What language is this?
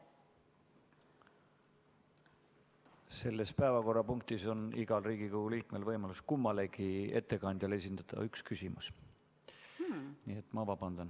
Estonian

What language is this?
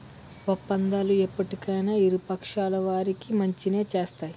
Telugu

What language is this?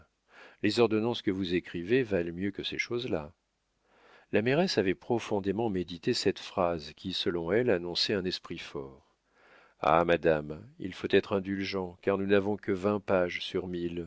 French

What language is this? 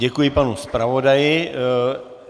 Czech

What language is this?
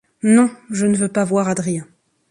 French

